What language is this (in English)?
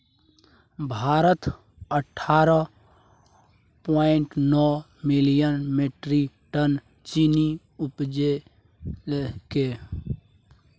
Maithili